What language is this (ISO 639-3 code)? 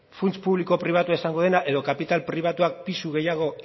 eus